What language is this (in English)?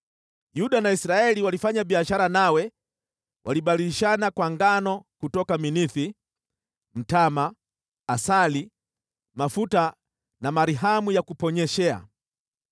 Swahili